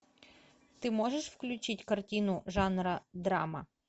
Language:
Russian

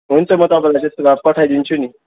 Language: Nepali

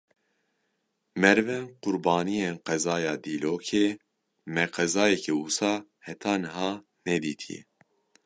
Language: Kurdish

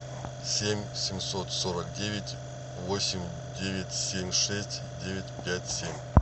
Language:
Russian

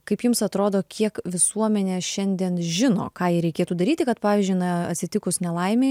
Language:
Lithuanian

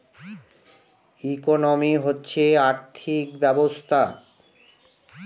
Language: Bangla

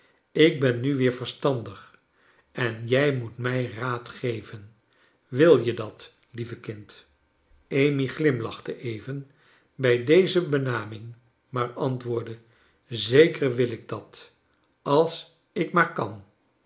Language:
Dutch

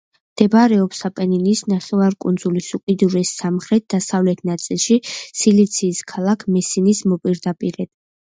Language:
Georgian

